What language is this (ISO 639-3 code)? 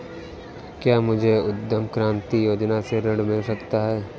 hin